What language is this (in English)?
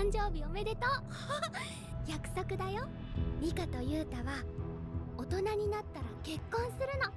Japanese